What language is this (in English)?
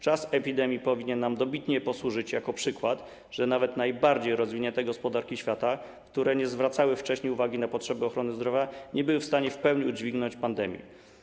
Polish